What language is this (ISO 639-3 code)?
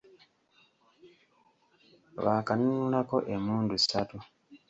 lug